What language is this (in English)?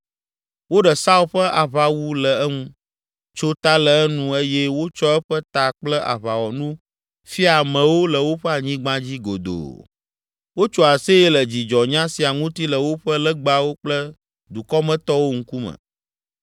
Ewe